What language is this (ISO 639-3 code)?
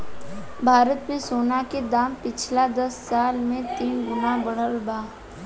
bho